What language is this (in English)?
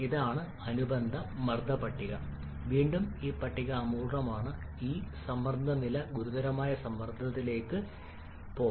Malayalam